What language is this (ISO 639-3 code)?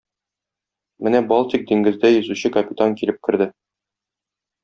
tat